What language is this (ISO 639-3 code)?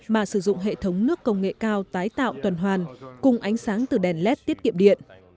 vie